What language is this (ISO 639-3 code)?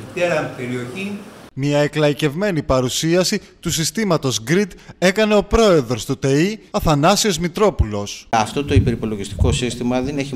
ell